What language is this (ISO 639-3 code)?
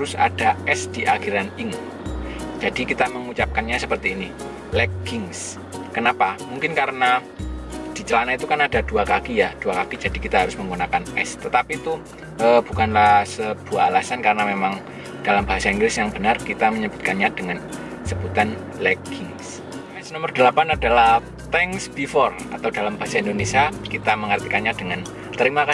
ind